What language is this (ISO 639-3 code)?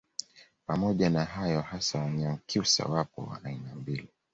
swa